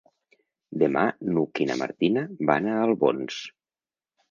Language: Catalan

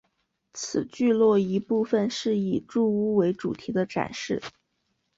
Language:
Chinese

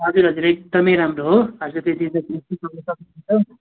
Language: Nepali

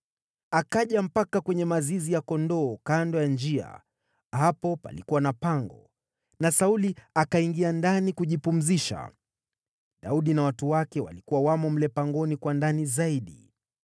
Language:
Swahili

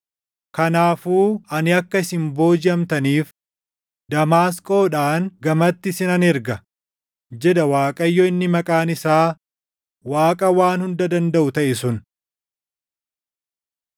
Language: Oromo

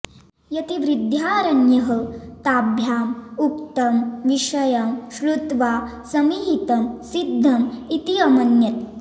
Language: Sanskrit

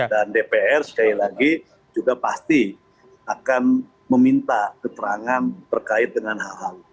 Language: Indonesian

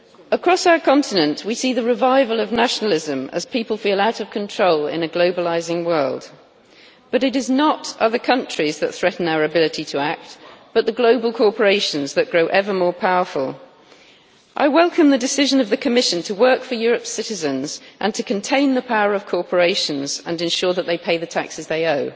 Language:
English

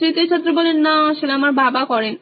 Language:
Bangla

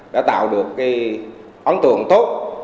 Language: Vietnamese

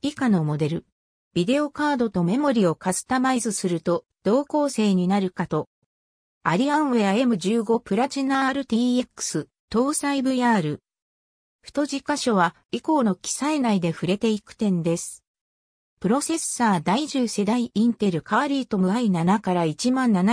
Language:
Japanese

